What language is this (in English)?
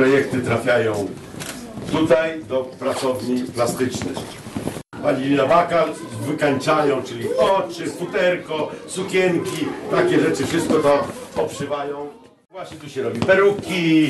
Polish